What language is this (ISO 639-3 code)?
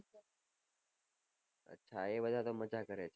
guj